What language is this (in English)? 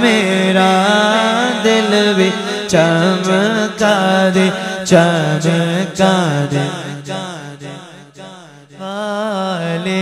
Hindi